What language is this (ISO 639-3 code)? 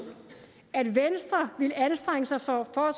dan